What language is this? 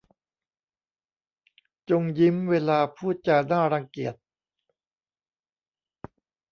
Thai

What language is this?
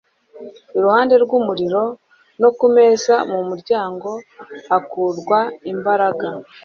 Kinyarwanda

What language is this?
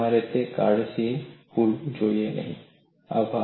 Gujarati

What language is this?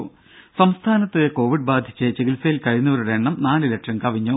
Malayalam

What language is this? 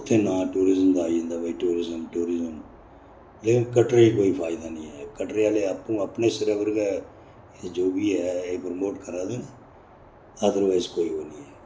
Dogri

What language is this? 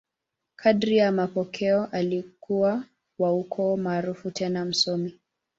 Swahili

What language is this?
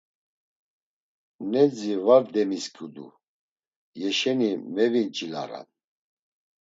Laz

